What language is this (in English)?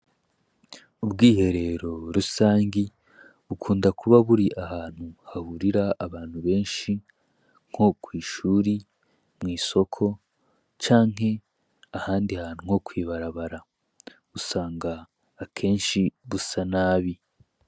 Rundi